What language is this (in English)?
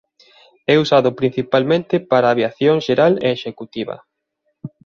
Galician